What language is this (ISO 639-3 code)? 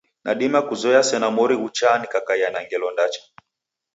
dav